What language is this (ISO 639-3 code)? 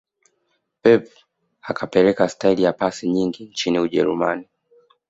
swa